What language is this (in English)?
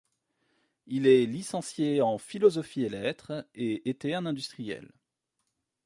French